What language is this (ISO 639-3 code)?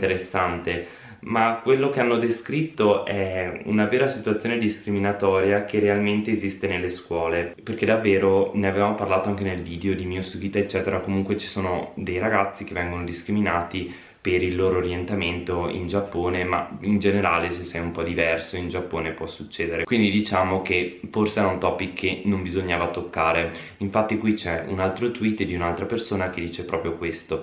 ita